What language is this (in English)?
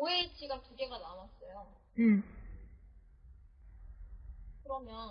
Korean